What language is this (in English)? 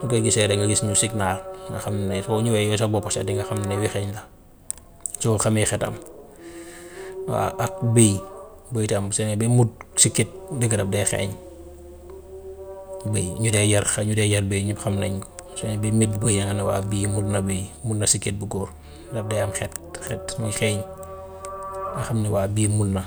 Gambian Wolof